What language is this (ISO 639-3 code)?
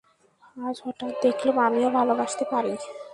ben